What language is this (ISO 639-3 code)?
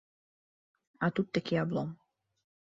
bel